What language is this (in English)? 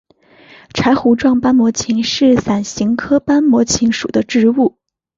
Chinese